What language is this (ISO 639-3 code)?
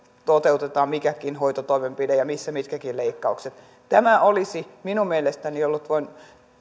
fin